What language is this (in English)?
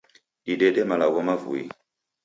Taita